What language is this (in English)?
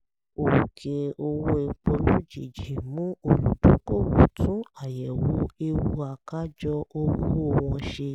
Yoruba